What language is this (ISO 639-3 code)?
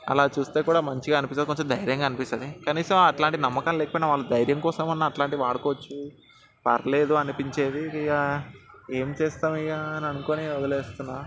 tel